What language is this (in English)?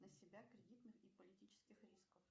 Russian